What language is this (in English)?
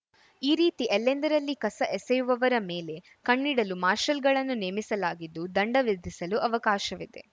Kannada